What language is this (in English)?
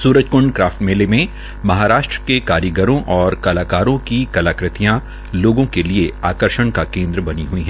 Hindi